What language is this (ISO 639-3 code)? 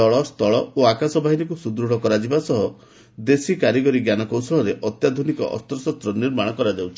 ori